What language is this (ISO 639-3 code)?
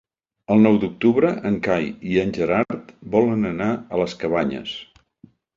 cat